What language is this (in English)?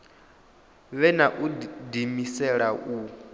Venda